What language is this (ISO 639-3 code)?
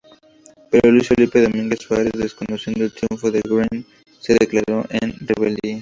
spa